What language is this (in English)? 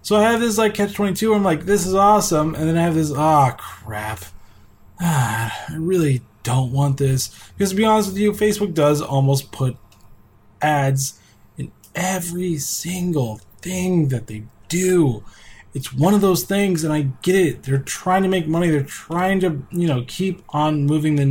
English